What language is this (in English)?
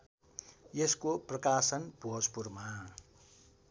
Nepali